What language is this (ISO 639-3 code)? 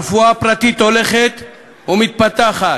heb